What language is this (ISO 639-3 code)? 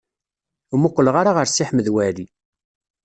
kab